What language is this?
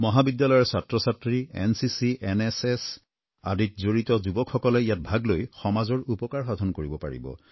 Assamese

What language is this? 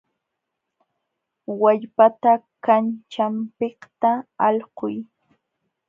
Jauja Wanca Quechua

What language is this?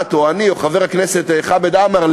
Hebrew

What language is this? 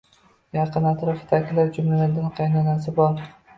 Uzbek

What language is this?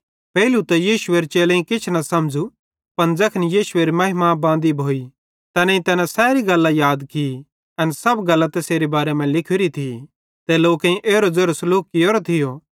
Bhadrawahi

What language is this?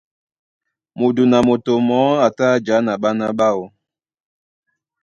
Duala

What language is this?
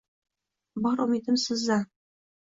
Uzbek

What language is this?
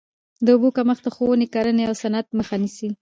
Pashto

